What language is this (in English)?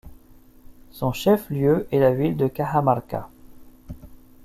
French